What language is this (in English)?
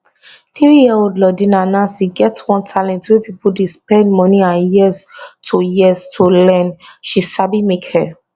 Nigerian Pidgin